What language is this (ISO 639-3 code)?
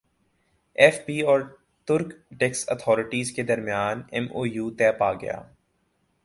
urd